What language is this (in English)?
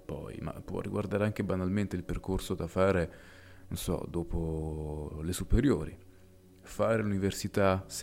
Italian